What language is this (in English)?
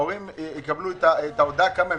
Hebrew